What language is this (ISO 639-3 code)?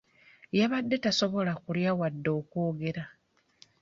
lug